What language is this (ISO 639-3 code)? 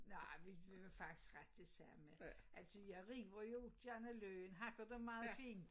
dan